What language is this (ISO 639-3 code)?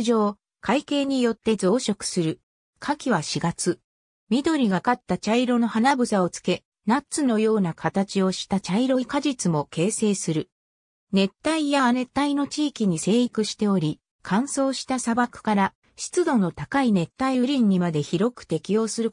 jpn